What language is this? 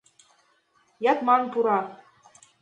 Mari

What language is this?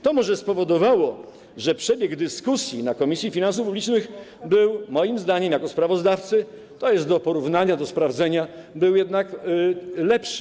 Polish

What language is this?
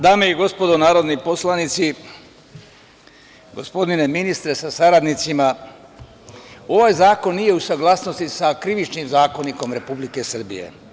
Serbian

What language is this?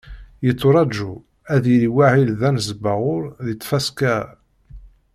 Kabyle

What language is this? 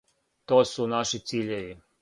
Serbian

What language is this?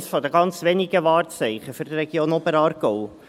Swiss German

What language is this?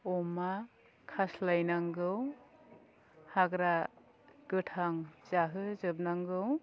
Bodo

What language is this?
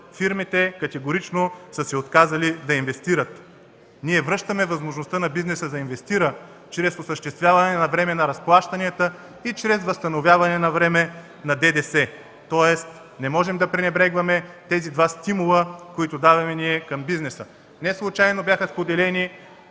Bulgarian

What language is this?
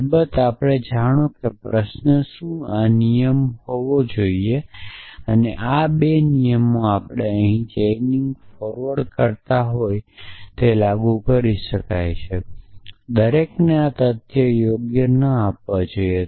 Gujarati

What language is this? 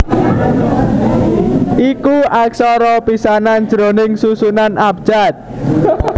Javanese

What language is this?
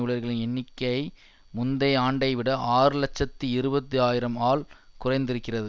Tamil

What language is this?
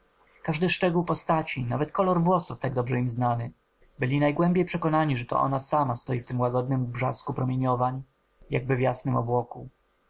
Polish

